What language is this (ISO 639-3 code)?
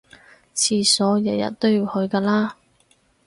yue